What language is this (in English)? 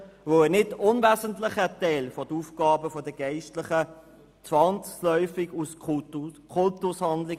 Swiss German